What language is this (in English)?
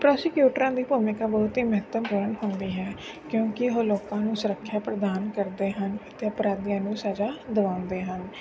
Punjabi